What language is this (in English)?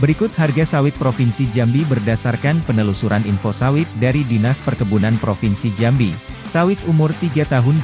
Indonesian